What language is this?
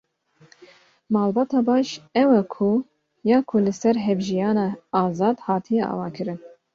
Kurdish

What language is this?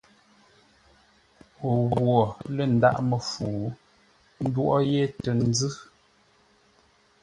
Ngombale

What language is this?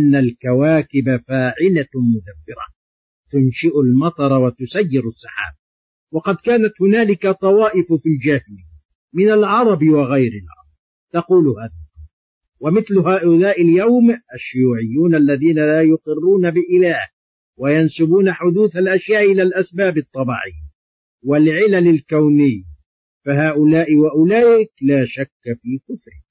Arabic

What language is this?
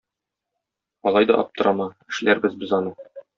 Tatar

